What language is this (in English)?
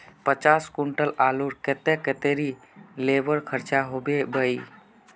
Magahi